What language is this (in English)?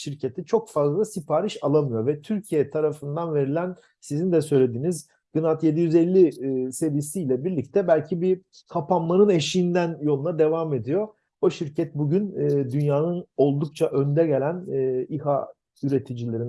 Turkish